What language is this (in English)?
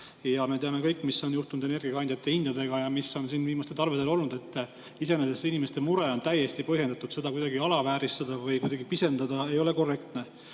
Estonian